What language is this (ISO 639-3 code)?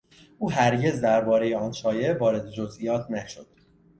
fas